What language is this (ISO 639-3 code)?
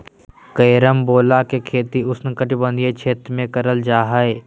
mag